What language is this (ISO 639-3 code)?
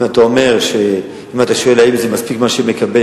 heb